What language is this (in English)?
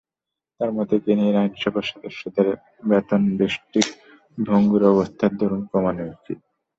Bangla